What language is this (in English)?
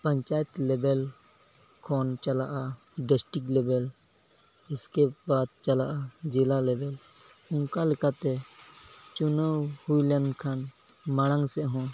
Santali